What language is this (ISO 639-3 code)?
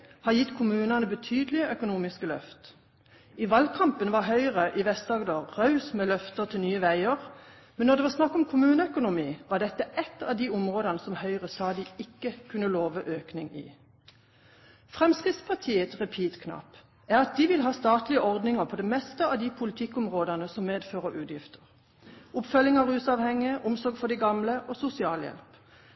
nob